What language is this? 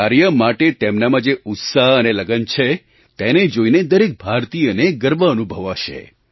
Gujarati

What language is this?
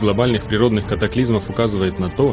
Russian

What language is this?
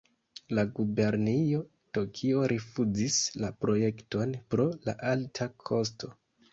Esperanto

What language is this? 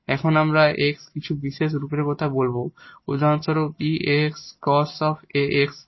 Bangla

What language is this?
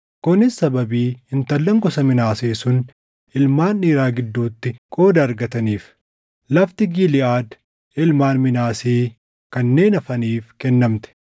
Oromo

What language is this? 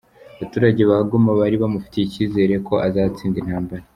Kinyarwanda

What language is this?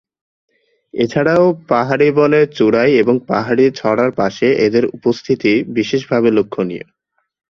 Bangla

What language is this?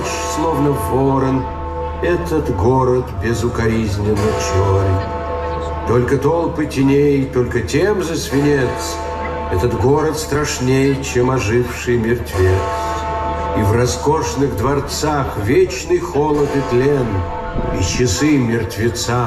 Russian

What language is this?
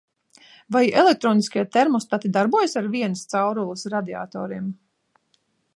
Latvian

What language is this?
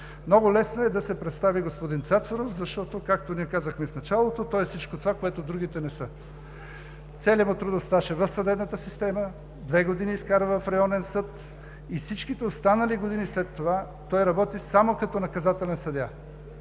Bulgarian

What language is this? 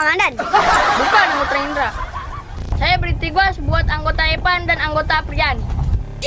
Indonesian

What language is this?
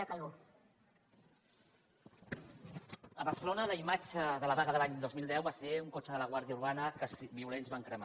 Catalan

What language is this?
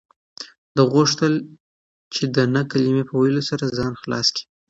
Pashto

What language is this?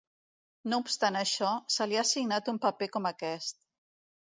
Catalan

